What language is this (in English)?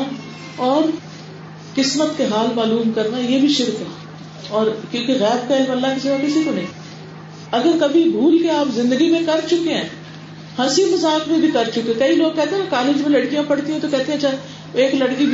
Urdu